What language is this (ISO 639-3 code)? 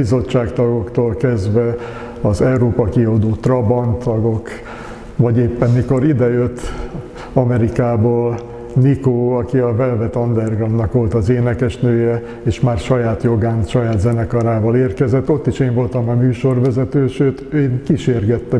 hun